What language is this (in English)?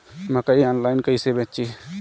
Bhojpuri